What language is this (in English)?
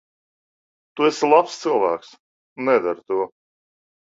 Latvian